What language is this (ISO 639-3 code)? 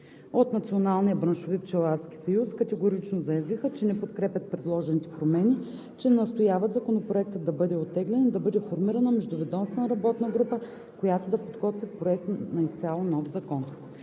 bul